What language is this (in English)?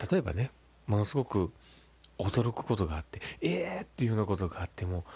Japanese